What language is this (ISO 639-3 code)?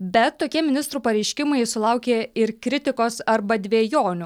lit